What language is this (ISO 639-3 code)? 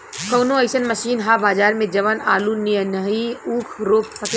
bho